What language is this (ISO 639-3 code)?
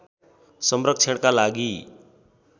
nep